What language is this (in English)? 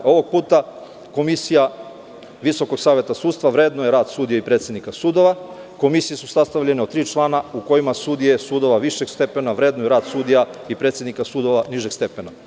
Serbian